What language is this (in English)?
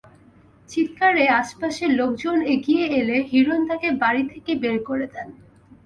Bangla